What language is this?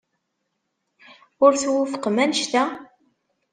Kabyle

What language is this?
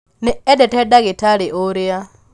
Kikuyu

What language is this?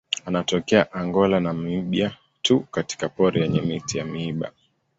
Swahili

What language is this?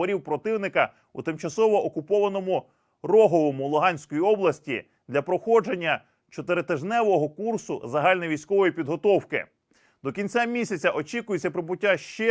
Ukrainian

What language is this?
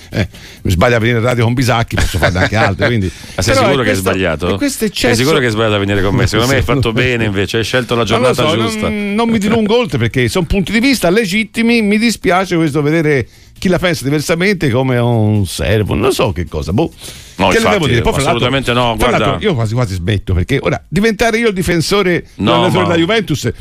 Italian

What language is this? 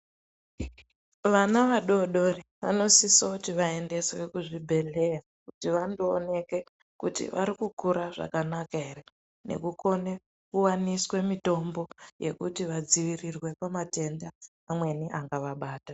Ndau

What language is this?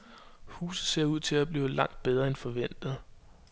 Danish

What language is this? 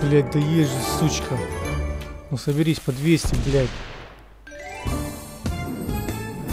Russian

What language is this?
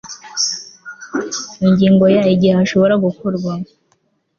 Kinyarwanda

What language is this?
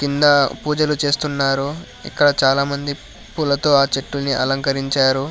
Telugu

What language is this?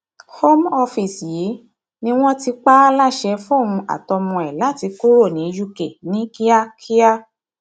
Yoruba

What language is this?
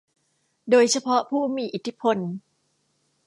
Thai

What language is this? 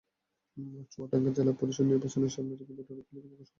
Bangla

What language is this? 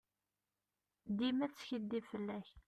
Kabyle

